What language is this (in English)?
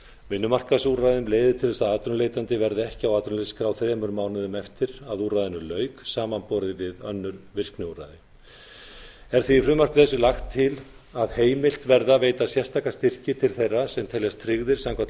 Icelandic